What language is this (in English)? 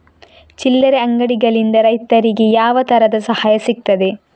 Kannada